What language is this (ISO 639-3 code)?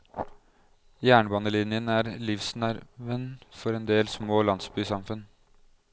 nor